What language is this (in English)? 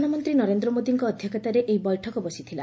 Odia